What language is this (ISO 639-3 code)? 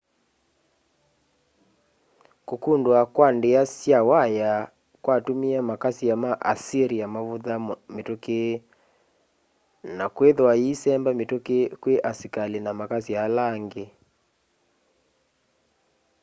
kam